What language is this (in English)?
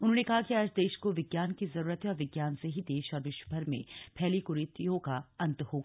Hindi